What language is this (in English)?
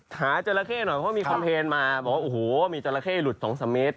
Thai